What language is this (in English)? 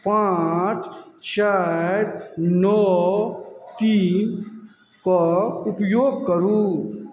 Maithili